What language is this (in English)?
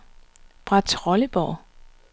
Danish